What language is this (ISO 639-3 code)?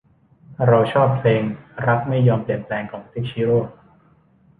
tha